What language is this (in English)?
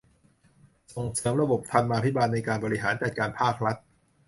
Thai